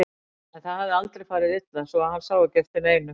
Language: Icelandic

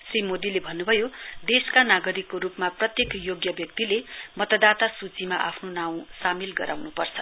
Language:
Nepali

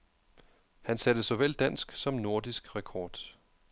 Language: Danish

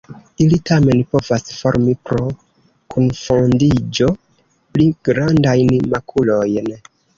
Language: Esperanto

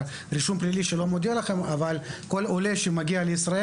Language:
Hebrew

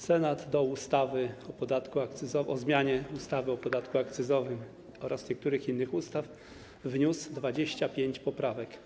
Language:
Polish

